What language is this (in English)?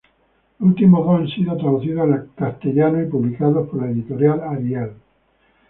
Spanish